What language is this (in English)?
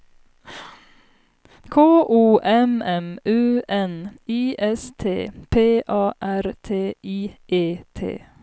Swedish